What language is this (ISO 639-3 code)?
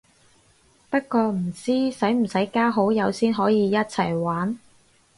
yue